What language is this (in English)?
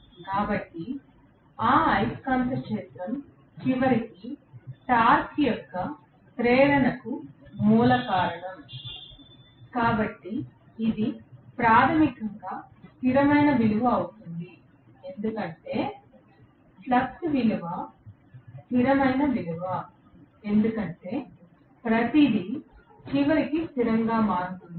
Telugu